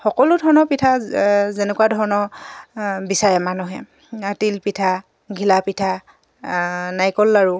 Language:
Assamese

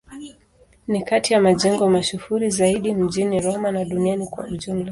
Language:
Swahili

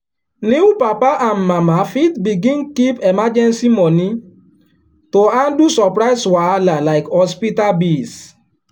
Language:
Nigerian Pidgin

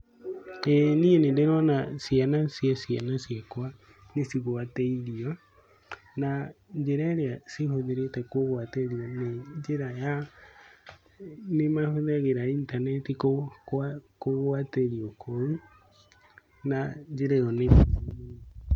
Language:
Kikuyu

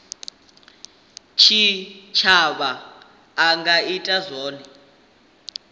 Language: Venda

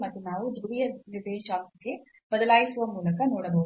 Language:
Kannada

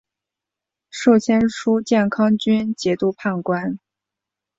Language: Chinese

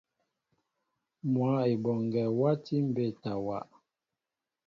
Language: Mbo (Cameroon)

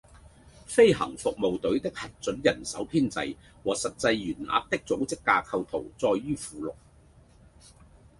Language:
Cantonese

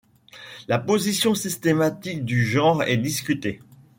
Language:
French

